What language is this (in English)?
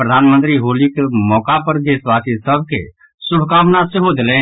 Maithili